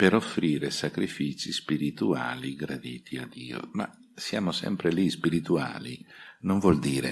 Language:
Italian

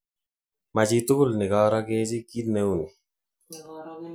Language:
Kalenjin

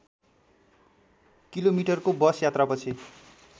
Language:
Nepali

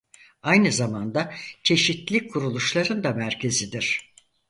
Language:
Turkish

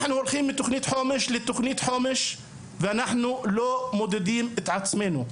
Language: Hebrew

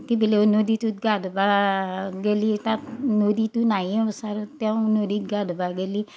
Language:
Assamese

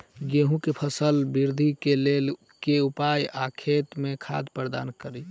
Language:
Maithili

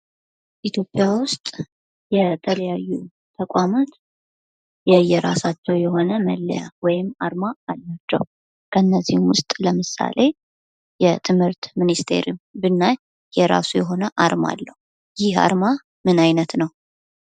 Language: Amharic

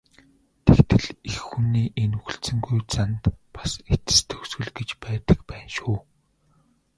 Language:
Mongolian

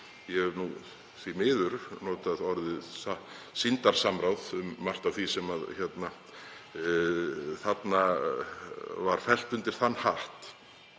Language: Icelandic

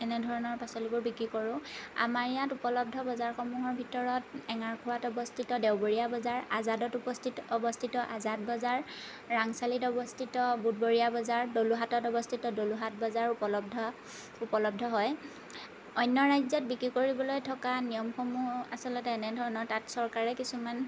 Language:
Assamese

